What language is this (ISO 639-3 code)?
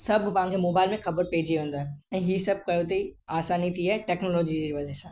snd